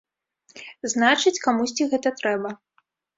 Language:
Belarusian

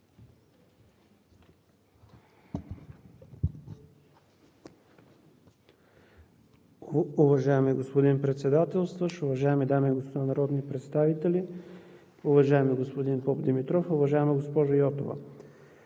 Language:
Bulgarian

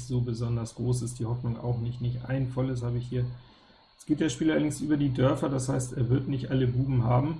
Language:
German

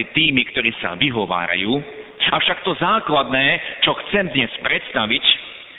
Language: Slovak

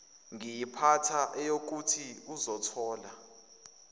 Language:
Zulu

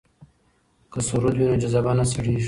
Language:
Pashto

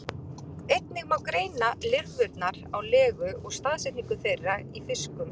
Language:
Icelandic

